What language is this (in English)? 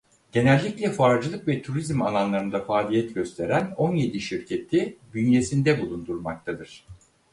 Turkish